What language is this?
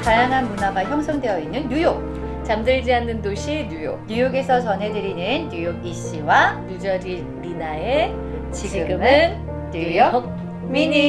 Korean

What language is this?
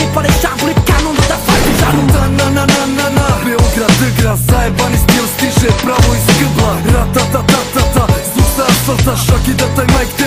Italian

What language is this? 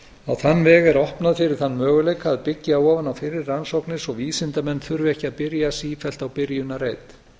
Icelandic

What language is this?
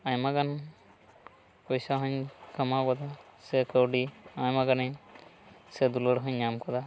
Santali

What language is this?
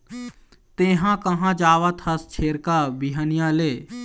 Chhattisgarhi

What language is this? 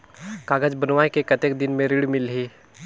Chhattisgarhi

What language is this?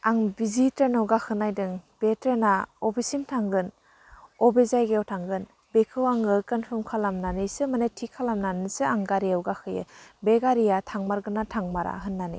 Bodo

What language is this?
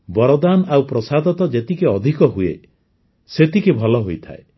Odia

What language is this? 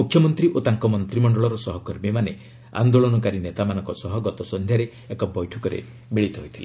Odia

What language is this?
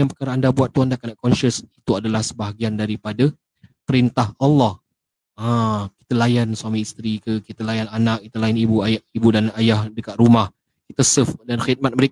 Malay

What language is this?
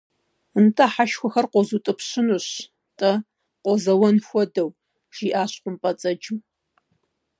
Kabardian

